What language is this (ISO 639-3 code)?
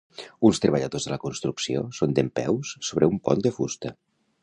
cat